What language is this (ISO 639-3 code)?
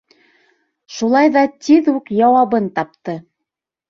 bak